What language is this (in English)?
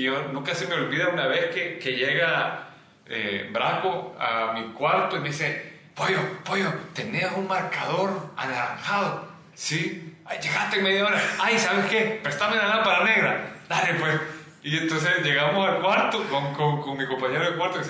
Spanish